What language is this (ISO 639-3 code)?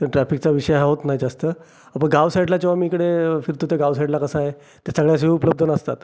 mar